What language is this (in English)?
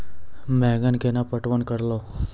Maithili